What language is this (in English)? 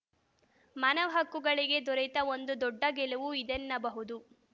Kannada